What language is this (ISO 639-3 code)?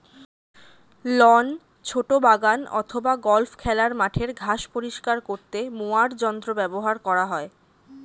ben